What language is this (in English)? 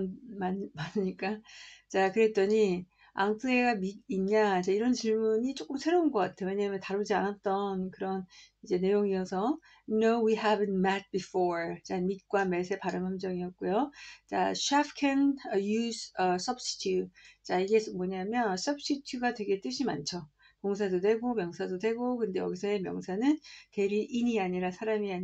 Korean